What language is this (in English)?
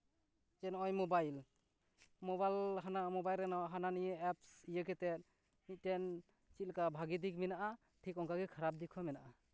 Santali